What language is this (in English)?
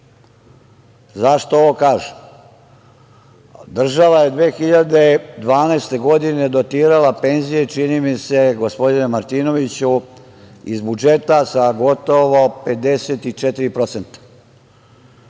Serbian